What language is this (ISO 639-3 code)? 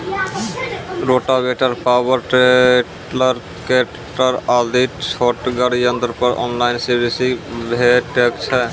mai